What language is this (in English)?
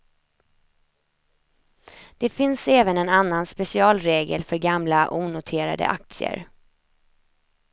Swedish